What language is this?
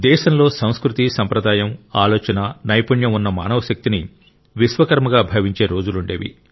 Telugu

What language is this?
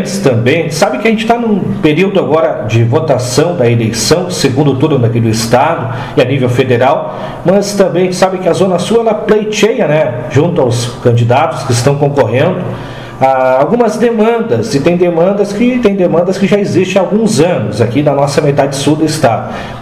Portuguese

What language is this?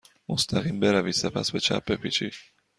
Persian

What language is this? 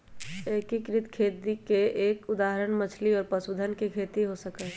Magahi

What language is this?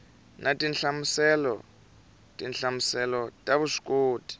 Tsonga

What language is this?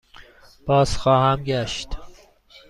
Persian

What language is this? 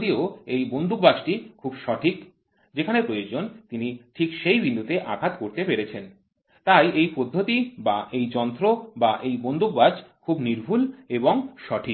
Bangla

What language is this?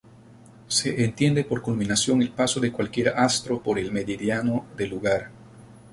Spanish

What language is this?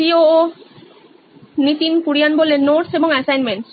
Bangla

